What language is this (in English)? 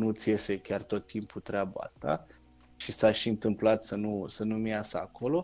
Romanian